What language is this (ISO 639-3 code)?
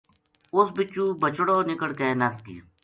gju